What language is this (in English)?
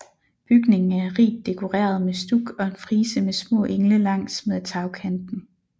Danish